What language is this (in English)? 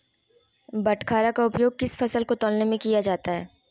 Magahi